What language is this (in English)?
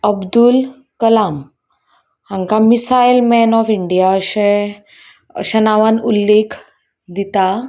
Konkani